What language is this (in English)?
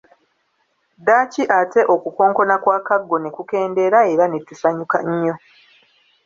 Ganda